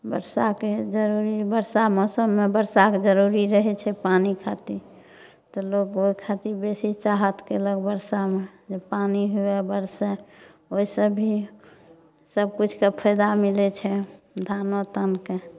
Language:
Maithili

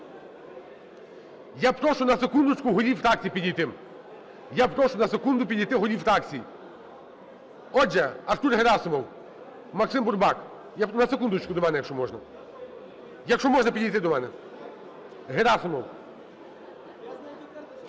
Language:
Ukrainian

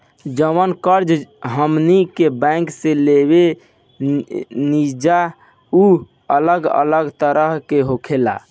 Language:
Bhojpuri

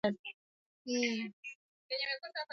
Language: Swahili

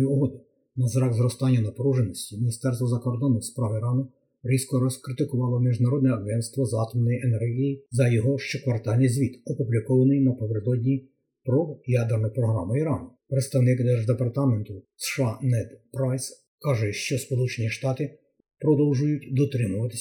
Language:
Ukrainian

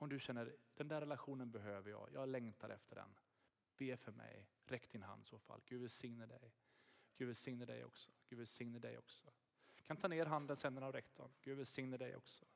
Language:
Swedish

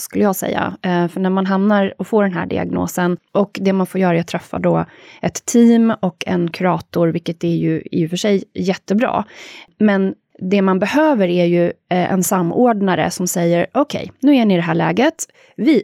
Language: Swedish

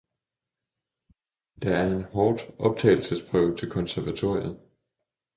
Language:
Danish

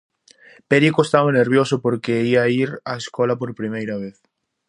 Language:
Galician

